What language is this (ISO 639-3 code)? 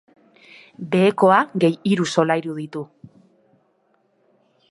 eus